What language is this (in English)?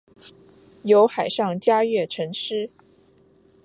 Chinese